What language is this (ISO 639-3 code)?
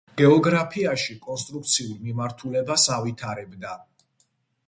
kat